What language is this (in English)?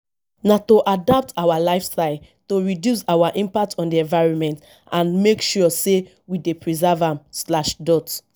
Nigerian Pidgin